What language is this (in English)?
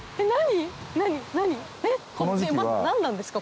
Japanese